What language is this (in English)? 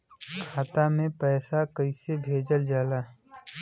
Bhojpuri